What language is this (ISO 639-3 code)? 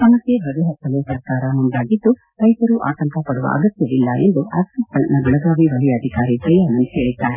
kan